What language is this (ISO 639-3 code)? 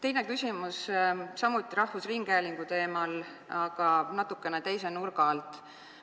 est